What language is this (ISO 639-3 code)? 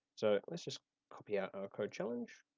eng